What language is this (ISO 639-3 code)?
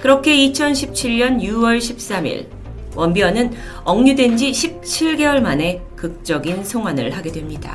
kor